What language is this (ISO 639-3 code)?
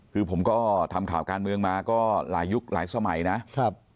tha